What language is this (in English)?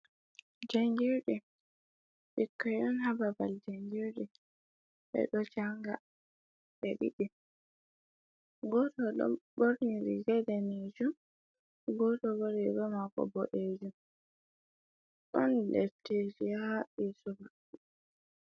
Fula